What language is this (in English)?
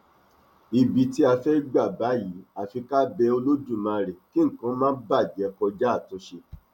Yoruba